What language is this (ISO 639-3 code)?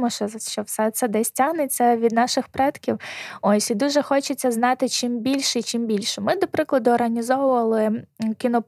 ukr